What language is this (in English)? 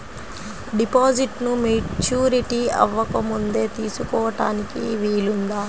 Telugu